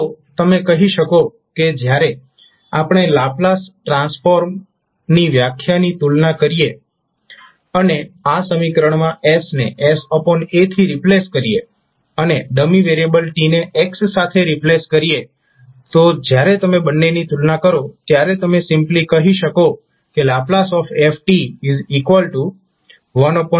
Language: Gujarati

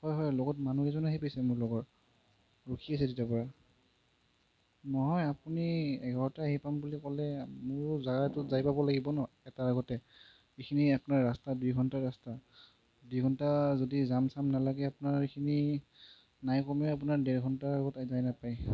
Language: Assamese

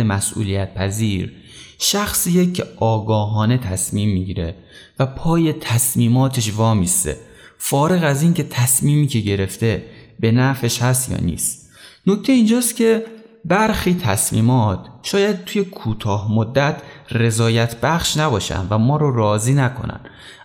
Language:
Persian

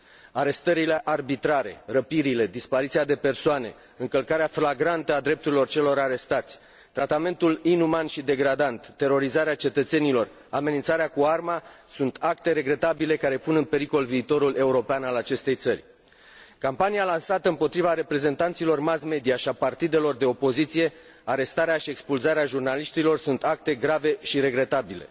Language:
Romanian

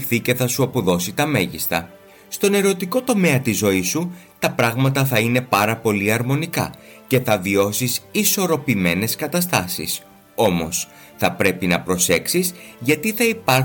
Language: Greek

